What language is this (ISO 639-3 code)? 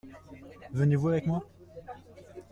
fra